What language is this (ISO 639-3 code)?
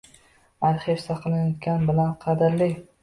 uzb